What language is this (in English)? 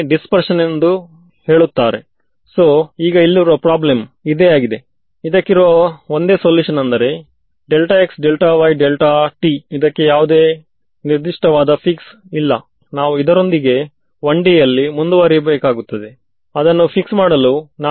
Kannada